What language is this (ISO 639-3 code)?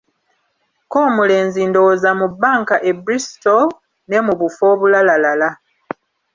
lug